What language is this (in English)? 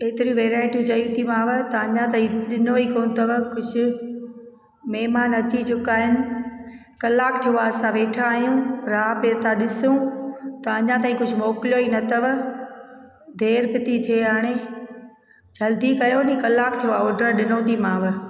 Sindhi